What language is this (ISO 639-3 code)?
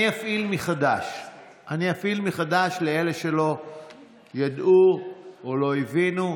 heb